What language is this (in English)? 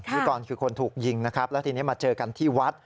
Thai